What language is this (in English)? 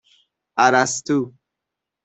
Persian